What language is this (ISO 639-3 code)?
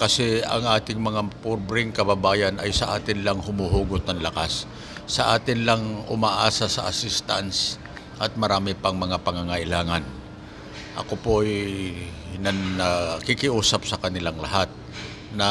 fil